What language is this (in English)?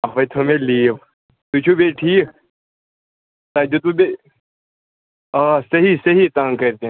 Kashmiri